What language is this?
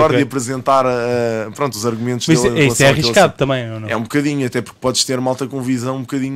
Portuguese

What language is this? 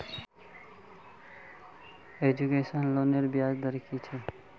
Magahi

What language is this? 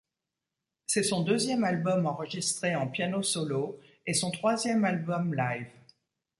French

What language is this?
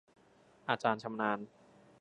Thai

